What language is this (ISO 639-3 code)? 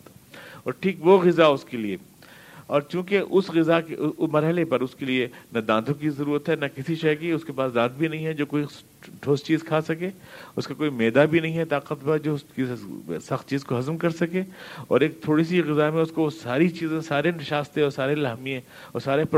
urd